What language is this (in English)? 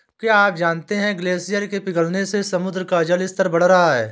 Hindi